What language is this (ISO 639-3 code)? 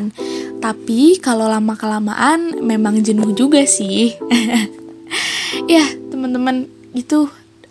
ind